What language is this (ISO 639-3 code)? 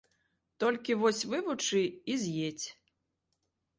bel